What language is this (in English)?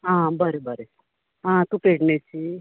Konkani